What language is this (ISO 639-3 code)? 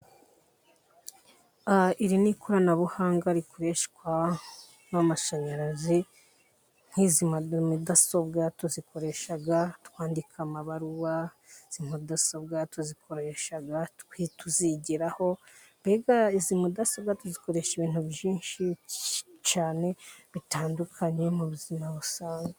kin